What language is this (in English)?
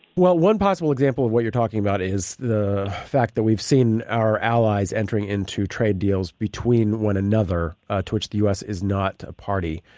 English